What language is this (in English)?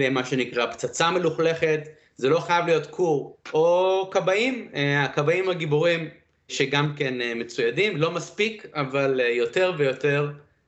Hebrew